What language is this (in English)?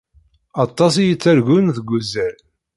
Kabyle